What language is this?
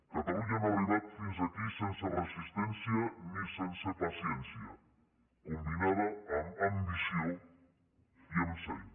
Catalan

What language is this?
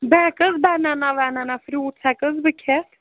Kashmiri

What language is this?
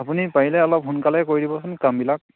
Assamese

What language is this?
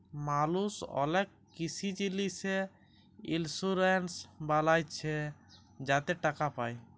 Bangla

